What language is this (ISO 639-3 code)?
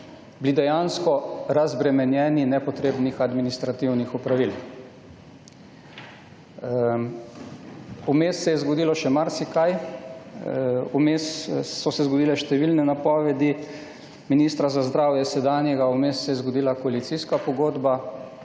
slv